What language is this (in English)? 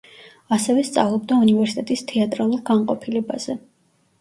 Georgian